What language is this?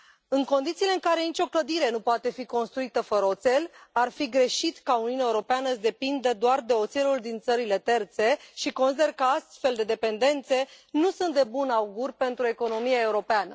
Romanian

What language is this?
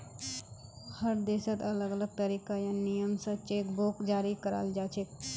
Magahi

